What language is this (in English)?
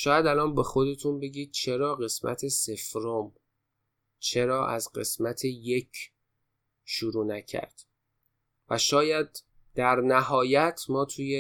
Persian